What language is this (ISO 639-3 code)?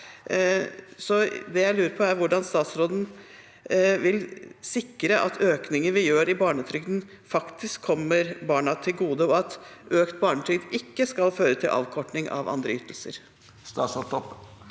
nor